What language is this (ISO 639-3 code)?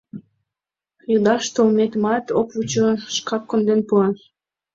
chm